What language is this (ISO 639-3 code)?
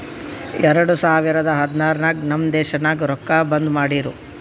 kan